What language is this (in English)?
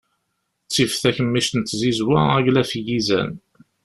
Kabyle